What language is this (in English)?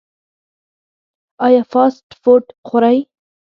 Pashto